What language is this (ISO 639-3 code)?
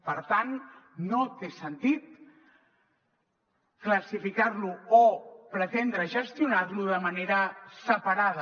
cat